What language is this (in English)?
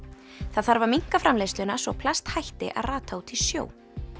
Icelandic